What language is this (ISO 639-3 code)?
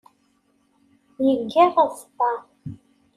kab